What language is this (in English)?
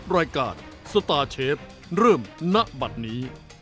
Thai